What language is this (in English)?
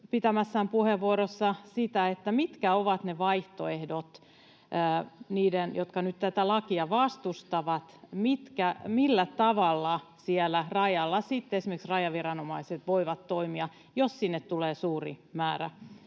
Finnish